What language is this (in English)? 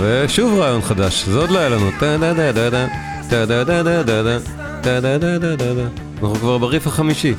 Hebrew